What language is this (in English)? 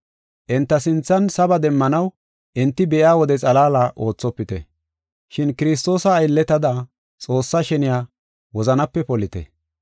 Gofa